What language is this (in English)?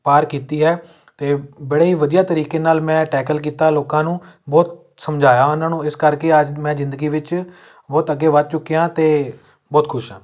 Punjabi